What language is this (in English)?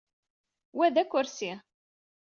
Kabyle